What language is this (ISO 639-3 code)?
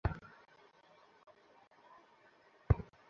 ben